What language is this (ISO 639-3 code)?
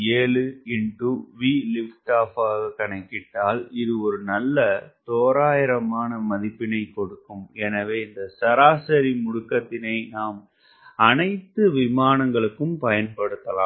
tam